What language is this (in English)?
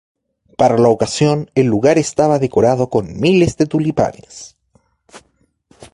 Spanish